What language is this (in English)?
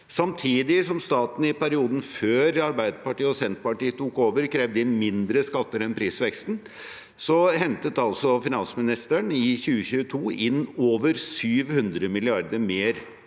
Norwegian